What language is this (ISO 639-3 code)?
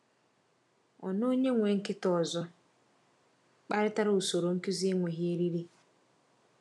ibo